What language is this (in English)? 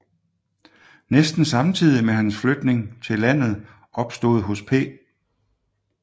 Danish